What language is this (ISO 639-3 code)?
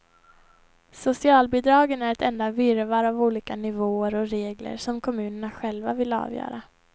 swe